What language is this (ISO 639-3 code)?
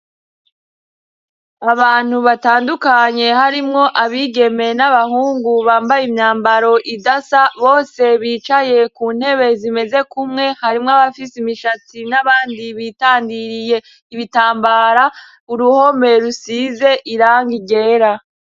run